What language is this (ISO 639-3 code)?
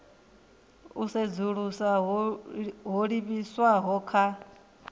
ven